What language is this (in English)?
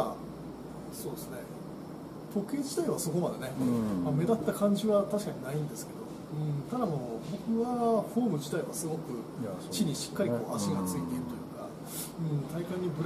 Japanese